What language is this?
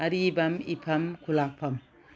Manipuri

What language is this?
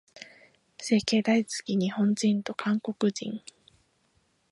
Japanese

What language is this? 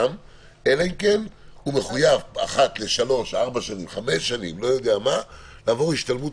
Hebrew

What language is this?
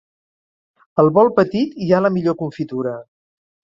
Catalan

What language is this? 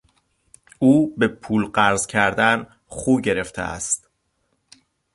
Persian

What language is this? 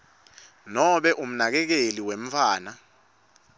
Swati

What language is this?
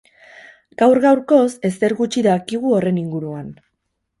Basque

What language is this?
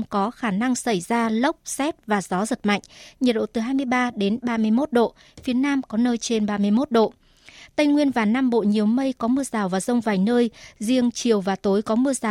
Vietnamese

